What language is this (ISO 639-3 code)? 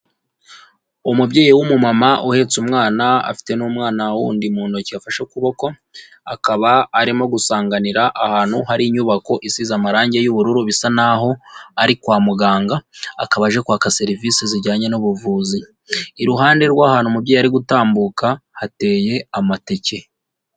kin